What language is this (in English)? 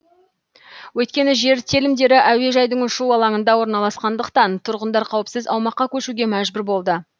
Kazakh